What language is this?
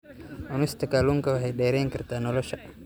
Somali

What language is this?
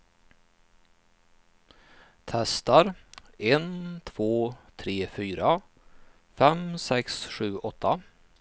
Swedish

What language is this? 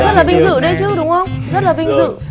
Vietnamese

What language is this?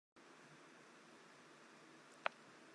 Chinese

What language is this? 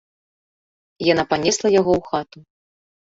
Belarusian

